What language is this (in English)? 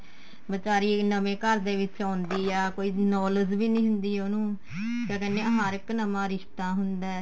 Punjabi